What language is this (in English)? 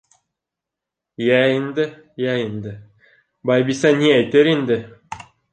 Bashkir